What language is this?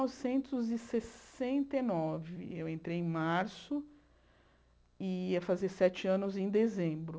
Portuguese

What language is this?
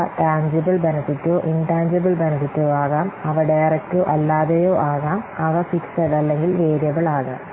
Malayalam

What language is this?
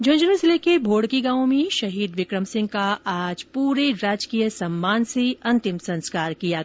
Hindi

